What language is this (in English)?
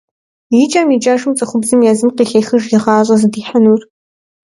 Kabardian